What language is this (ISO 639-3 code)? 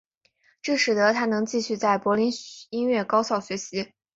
zho